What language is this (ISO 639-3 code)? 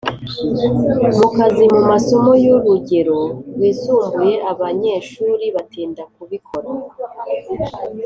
kin